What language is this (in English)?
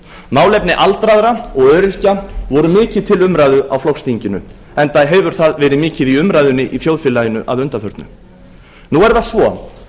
Icelandic